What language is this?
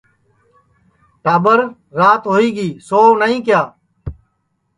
Sansi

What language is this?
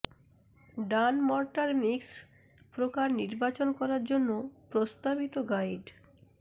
Bangla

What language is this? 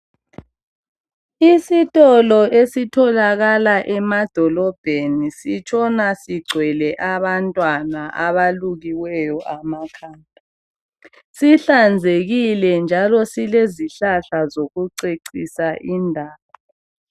North Ndebele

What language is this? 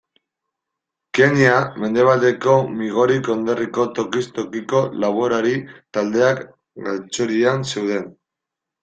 Basque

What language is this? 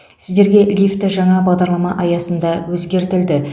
Kazakh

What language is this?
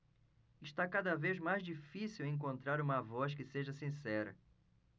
Portuguese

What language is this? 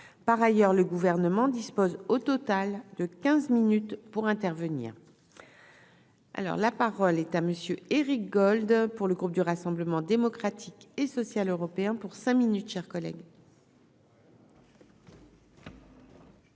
French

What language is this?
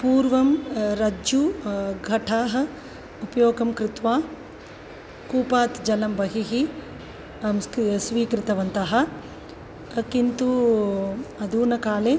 Sanskrit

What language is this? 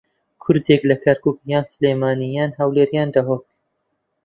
Central Kurdish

